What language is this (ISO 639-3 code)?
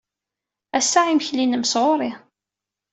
kab